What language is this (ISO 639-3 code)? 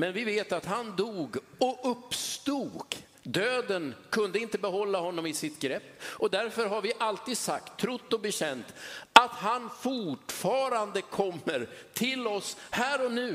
swe